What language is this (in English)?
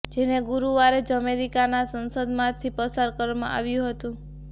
Gujarati